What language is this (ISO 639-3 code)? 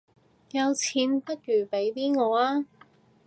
yue